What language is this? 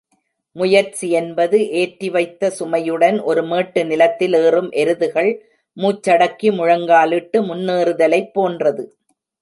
Tamil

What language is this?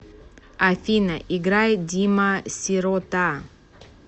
Russian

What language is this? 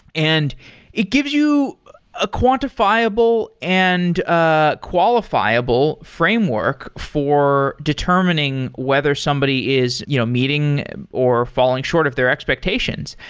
English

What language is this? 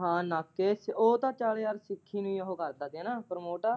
Punjabi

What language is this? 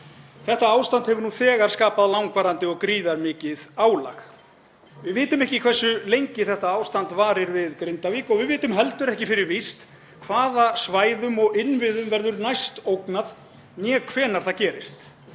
Icelandic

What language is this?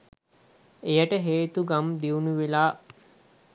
Sinhala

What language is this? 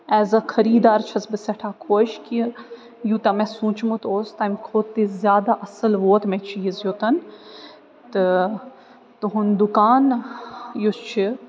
Kashmiri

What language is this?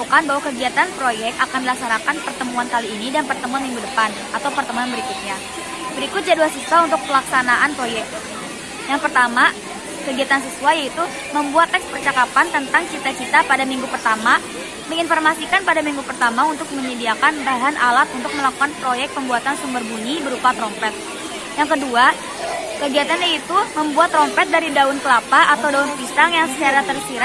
Indonesian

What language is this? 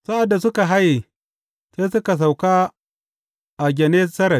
Hausa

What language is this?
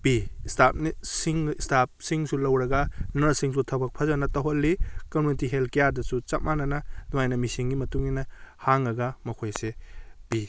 Manipuri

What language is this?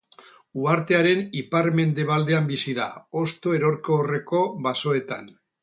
Basque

